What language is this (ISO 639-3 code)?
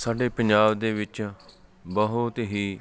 pan